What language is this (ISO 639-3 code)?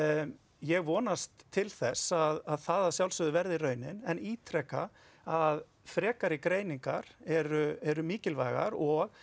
isl